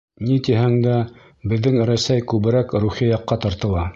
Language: Bashkir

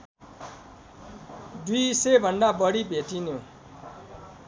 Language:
Nepali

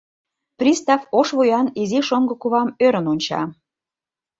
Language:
Mari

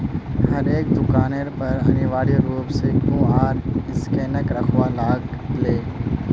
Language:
Magahi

